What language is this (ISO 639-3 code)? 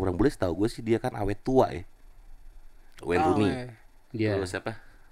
ind